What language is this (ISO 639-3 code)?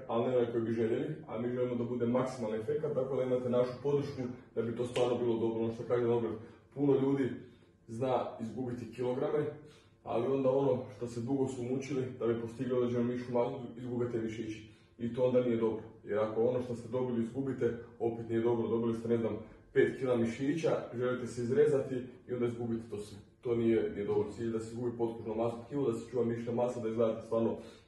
ron